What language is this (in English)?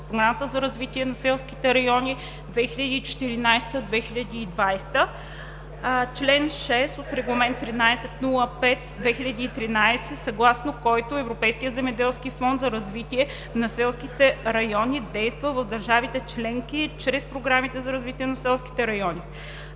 Bulgarian